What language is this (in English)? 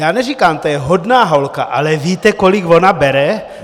Czech